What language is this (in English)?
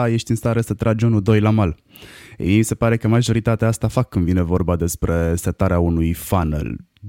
Romanian